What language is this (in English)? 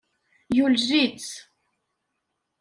Kabyle